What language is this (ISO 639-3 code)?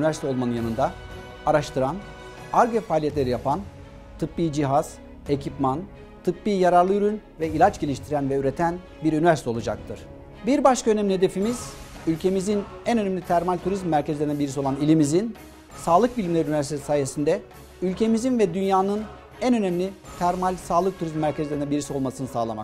tur